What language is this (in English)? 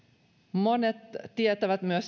Finnish